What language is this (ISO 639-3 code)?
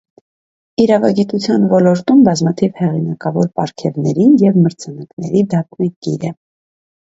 hye